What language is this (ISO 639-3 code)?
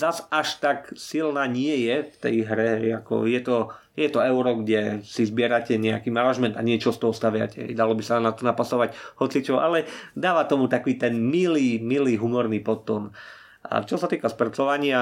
slk